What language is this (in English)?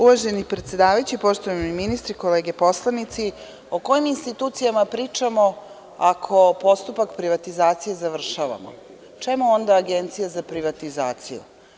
Serbian